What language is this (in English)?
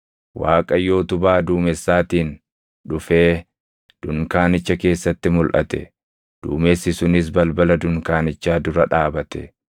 Oromo